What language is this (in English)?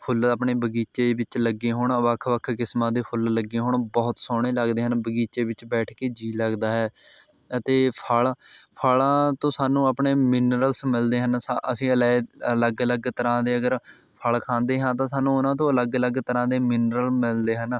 Punjabi